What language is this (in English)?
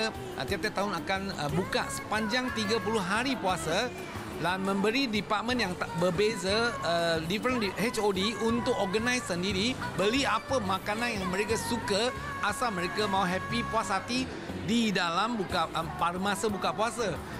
Malay